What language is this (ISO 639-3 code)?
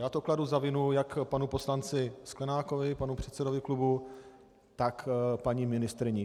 ces